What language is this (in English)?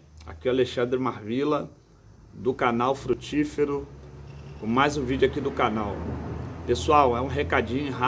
Portuguese